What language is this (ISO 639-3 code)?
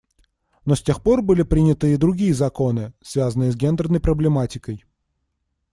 rus